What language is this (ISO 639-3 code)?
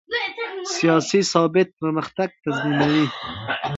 pus